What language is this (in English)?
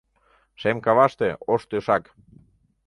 Mari